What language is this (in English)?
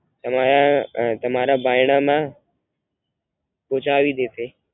Gujarati